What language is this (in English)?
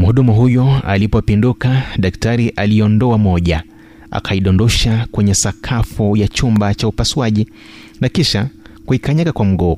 Swahili